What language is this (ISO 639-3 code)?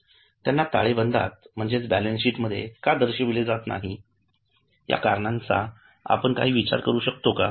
mar